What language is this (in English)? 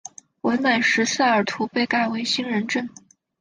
Chinese